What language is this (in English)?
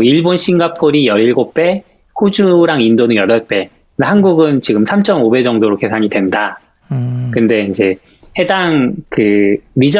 Korean